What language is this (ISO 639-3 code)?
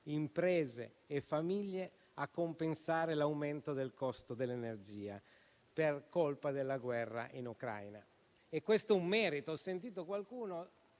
ita